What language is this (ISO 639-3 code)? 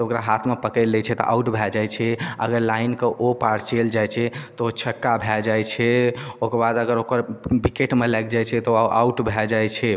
mai